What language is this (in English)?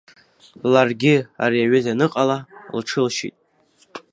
Abkhazian